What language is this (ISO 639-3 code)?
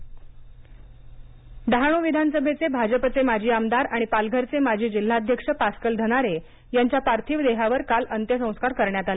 mar